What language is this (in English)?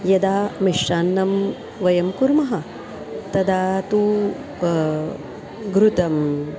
Sanskrit